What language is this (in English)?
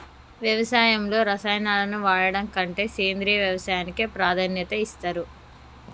Telugu